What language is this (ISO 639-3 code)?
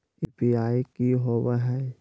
mag